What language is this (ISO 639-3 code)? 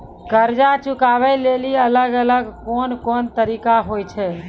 mai